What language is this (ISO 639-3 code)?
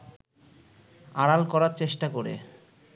ben